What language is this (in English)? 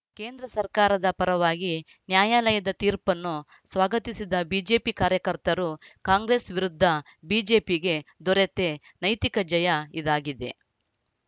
Kannada